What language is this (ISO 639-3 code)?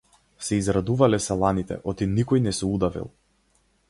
mkd